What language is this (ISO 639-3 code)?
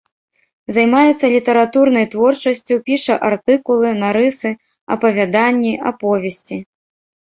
bel